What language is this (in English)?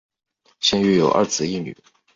Chinese